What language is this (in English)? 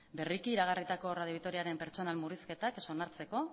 Basque